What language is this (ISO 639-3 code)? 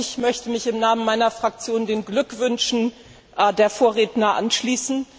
deu